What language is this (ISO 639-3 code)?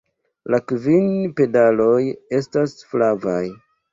epo